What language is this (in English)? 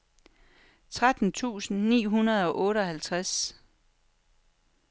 Danish